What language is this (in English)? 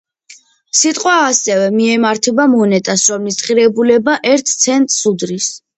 Georgian